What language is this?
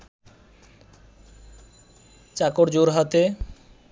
Bangla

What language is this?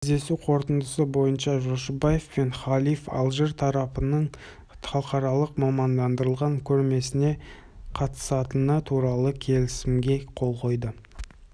Kazakh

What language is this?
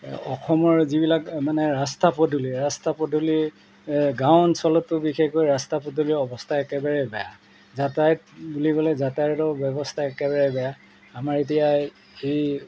Assamese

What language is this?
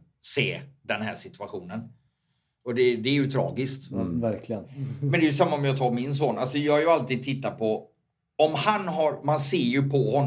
Swedish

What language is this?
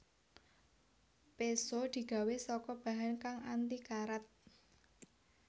Javanese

